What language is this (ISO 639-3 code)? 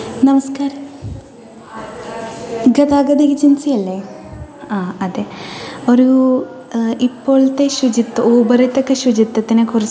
mal